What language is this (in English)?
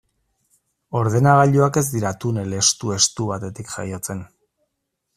Basque